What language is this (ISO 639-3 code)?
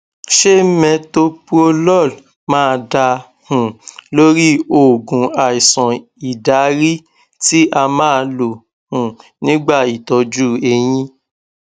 yor